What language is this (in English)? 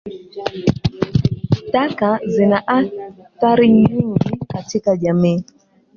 Swahili